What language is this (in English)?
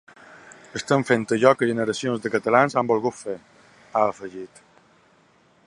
Catalan